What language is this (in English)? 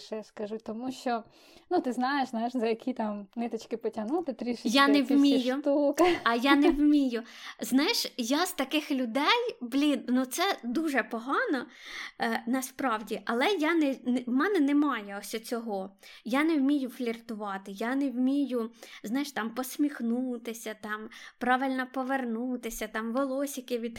Ukrainian